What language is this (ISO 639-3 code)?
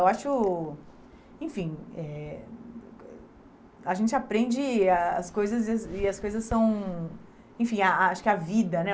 por